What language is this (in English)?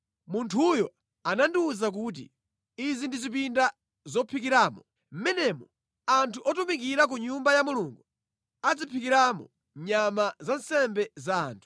Nyanja